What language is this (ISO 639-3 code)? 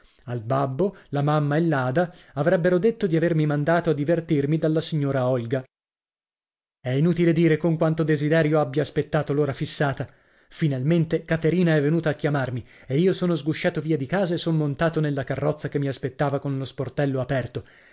ita